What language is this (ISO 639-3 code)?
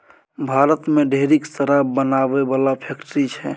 mai